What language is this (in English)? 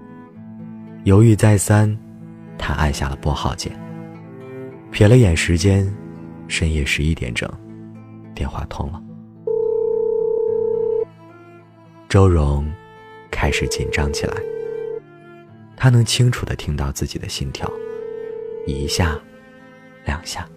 Chinese